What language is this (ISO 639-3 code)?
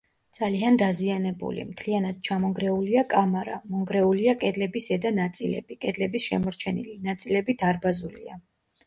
kat